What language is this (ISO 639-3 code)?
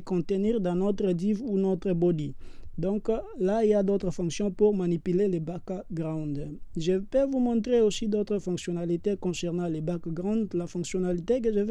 fra